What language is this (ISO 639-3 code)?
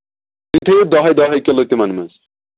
kas